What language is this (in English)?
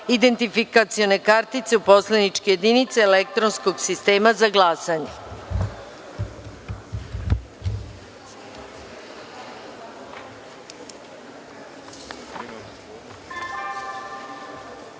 Serbian